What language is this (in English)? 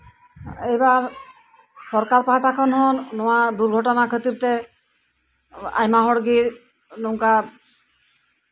Santali